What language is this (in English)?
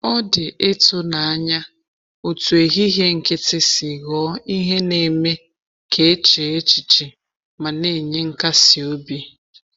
Igbo